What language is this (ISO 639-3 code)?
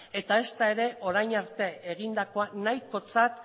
eus